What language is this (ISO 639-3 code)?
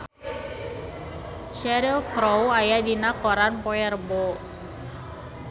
sun